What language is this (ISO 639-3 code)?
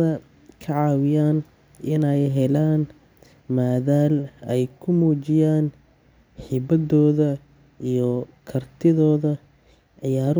som